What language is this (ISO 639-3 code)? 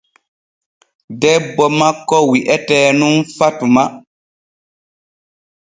fue